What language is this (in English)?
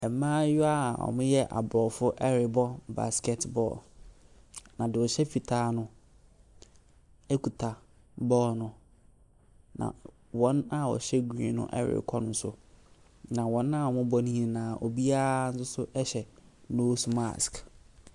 Akan